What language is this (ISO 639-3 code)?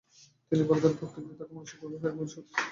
ben